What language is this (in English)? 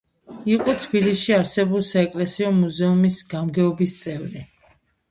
Georgian